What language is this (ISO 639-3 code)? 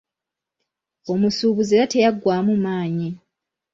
lug